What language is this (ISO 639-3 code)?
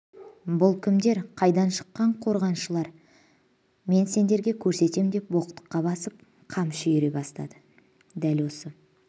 kaz